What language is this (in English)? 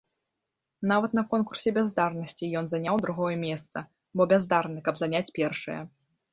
Belarusian